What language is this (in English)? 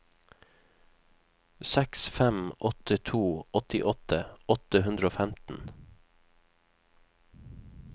Norwegian